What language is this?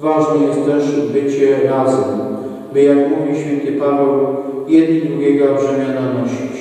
Polish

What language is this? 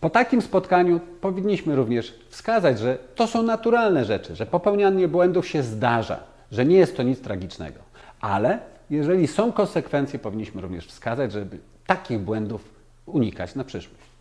Polish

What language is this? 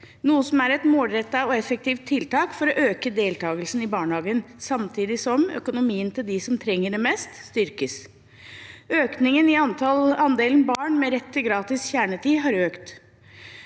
Norwegian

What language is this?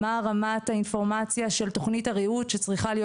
Hebrew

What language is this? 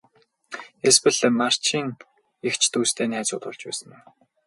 Mongolian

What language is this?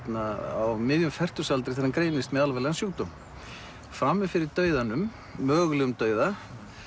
Icelandic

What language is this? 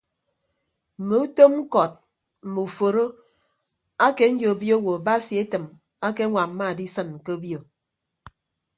Ibibio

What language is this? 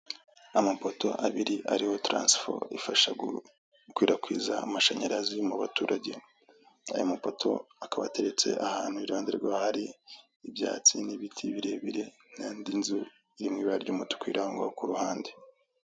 Kinyarwanda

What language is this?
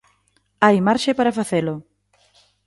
Galician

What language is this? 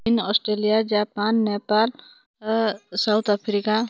Odia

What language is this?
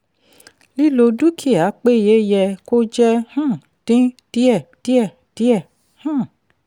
Yoruba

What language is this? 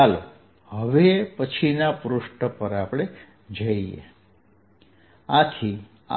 Gujarati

